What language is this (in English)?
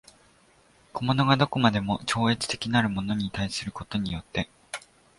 Japanese